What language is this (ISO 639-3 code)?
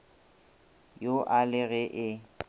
nso